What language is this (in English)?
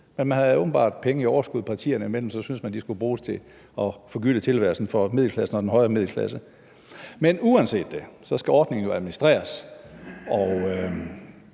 Danish